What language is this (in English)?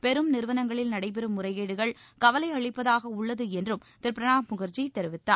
Tamil